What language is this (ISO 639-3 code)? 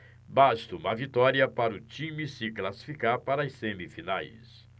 por